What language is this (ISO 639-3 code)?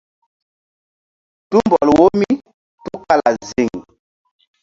mdd